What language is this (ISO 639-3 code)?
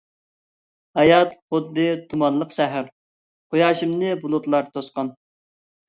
uig